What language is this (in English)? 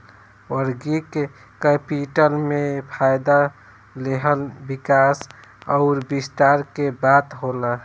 Bhojpuri